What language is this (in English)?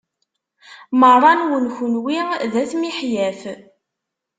Kabyle